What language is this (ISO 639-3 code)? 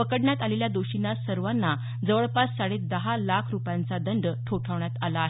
mar